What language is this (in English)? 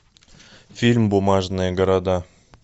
Russian